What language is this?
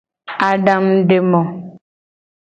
Gen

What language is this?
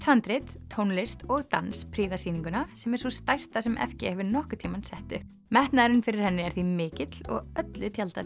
Icelandic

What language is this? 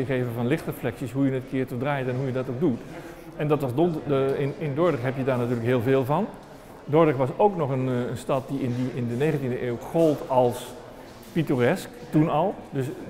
Dutch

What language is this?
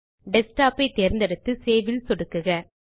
Tamil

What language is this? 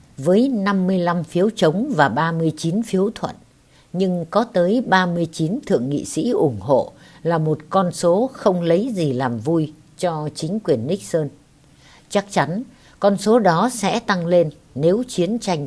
Vietnamese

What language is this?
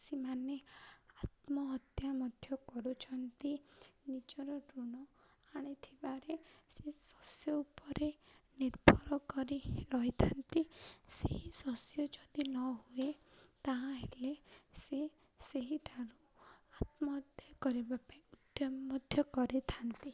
Odia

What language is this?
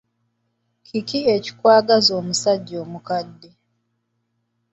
Ganda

